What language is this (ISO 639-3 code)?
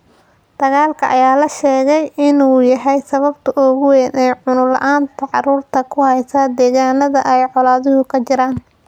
som